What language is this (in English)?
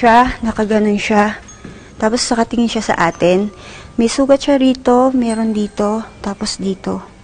Filipino